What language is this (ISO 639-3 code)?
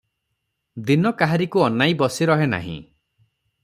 ori